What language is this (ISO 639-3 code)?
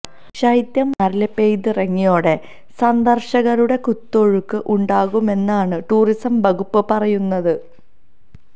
mal